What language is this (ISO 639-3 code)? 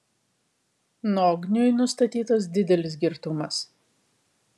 lit